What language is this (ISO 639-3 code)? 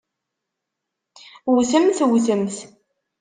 kab